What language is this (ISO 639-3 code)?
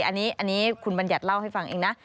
tha